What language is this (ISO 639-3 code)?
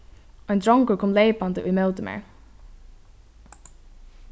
fao